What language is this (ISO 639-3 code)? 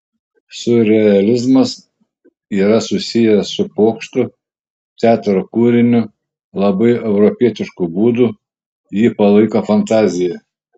lit